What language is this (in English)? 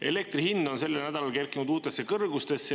Estonian